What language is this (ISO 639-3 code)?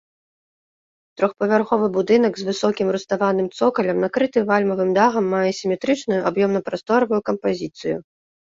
bel